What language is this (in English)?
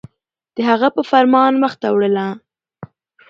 Pashto